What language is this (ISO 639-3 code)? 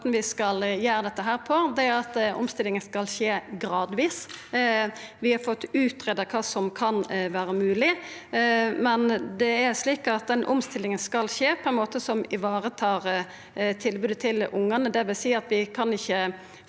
nor